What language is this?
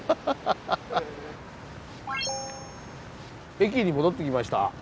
Japanese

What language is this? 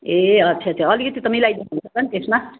Nepali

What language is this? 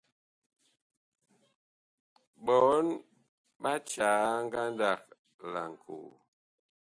Bakoko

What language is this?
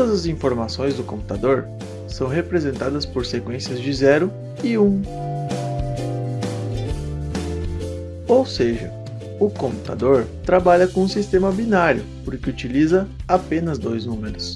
Portuguese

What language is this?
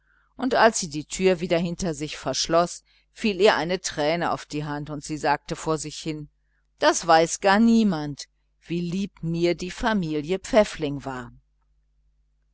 German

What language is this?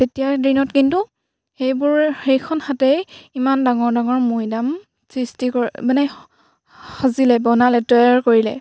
Assamese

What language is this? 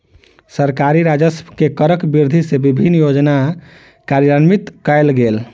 Maithili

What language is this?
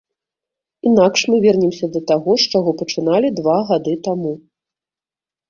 Belarusian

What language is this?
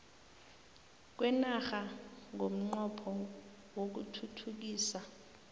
South Ndebele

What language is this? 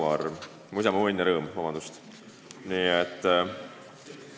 Estonian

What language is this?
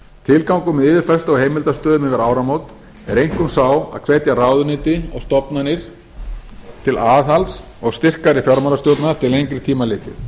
Icelandic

